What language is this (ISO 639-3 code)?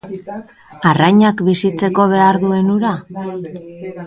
eus